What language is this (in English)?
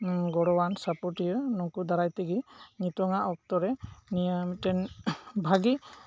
Santali